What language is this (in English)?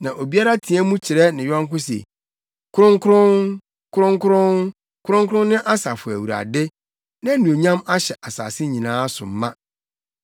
Akan